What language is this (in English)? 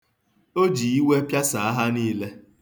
Igbo